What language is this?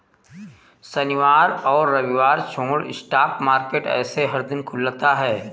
Hindi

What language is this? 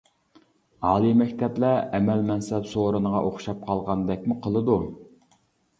Uyghur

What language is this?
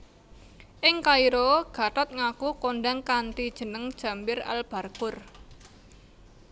Javanese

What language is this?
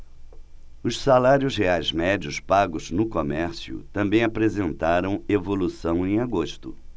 Portuguese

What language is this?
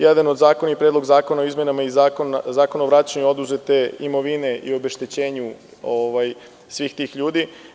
Serbian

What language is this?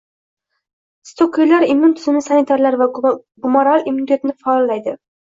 Uzbek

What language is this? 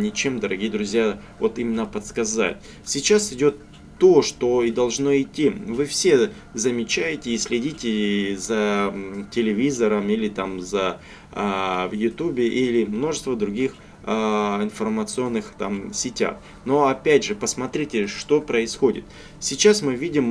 Russian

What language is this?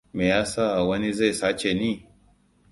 Hausa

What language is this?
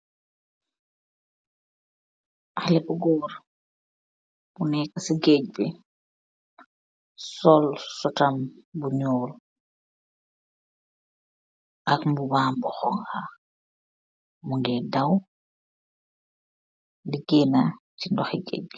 Wolof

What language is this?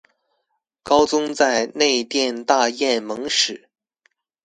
Chinese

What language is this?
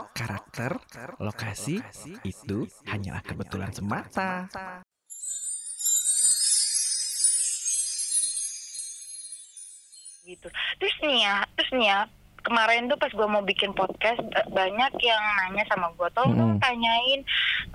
Indonesian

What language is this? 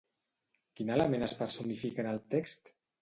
Catalan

